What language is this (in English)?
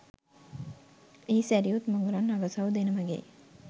Sinhala